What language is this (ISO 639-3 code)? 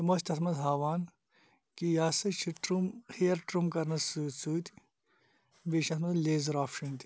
kas